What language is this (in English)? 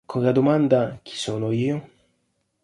Italian